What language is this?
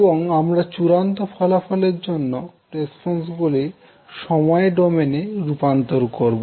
Bangla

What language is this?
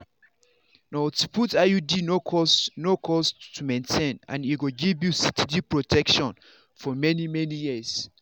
Nigerian Pidgin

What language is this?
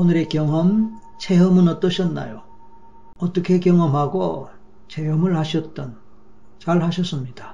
Korean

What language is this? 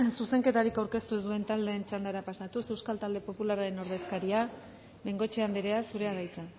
Basque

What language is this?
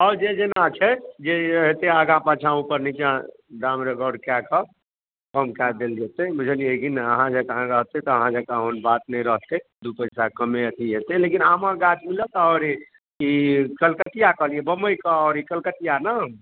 Maithili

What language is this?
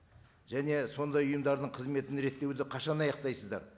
Kazakh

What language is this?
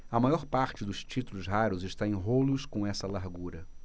Portuguese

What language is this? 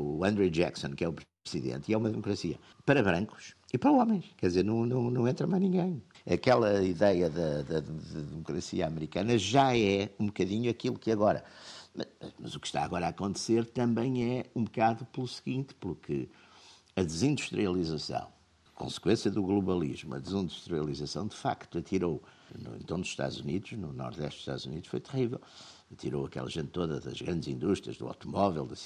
Portuguese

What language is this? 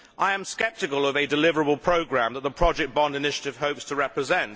English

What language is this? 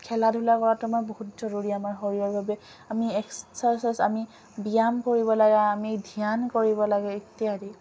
Assamese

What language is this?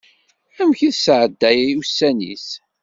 Kabyle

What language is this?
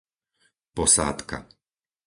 Slovak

